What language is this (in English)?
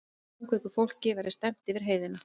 Icelandic